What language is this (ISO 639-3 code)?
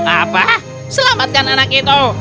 ind